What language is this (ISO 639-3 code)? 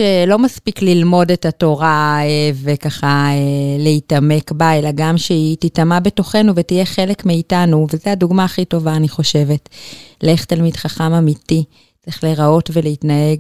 heb